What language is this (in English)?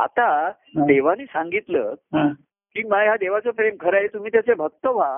Marathi